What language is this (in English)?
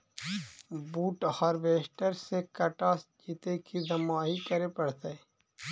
Magahi